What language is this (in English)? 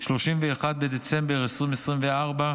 Hebrew